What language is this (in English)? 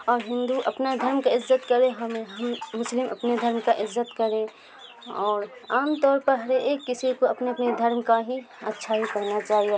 Urdu